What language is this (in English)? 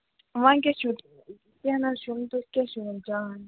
Kashmiri